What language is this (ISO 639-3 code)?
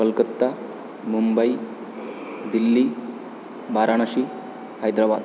san